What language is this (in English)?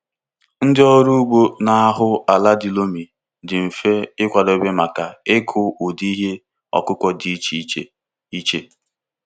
Igbo